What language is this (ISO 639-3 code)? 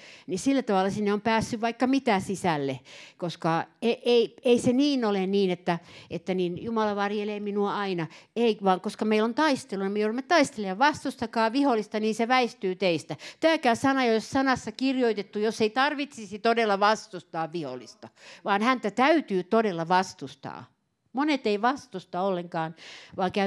fin